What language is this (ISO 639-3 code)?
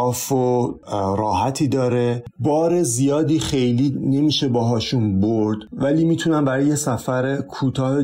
fas